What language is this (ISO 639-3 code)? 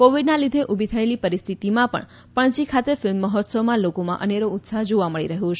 guj